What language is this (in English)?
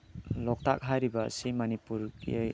Manipuri